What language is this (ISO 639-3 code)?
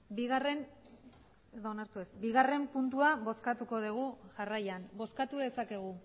eus